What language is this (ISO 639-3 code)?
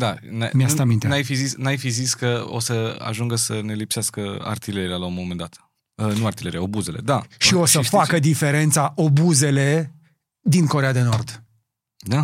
ron